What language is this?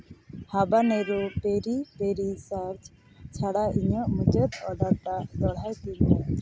Santali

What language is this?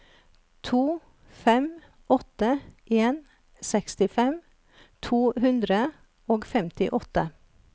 Norwegian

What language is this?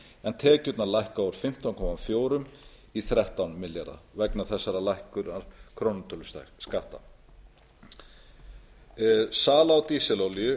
Icelandic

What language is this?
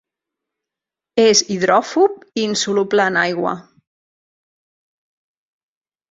Catalan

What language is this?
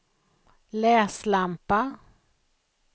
Swedish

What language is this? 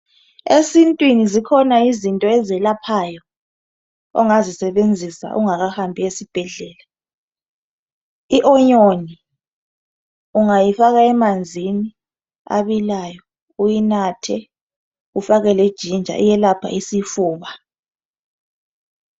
North Ndebele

